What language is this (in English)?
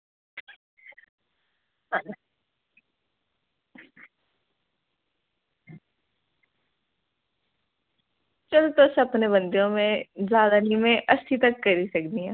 Dogri